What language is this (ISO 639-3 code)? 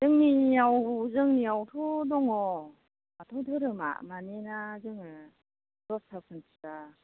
brx